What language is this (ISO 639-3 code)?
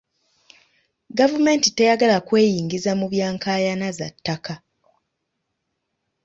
lug